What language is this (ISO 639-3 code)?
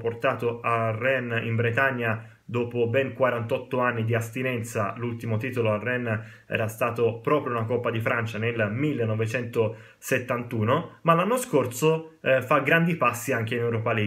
ita